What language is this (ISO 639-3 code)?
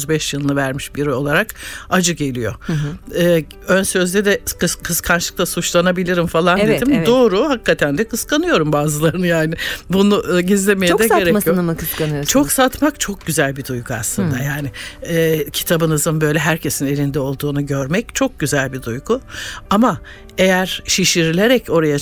tur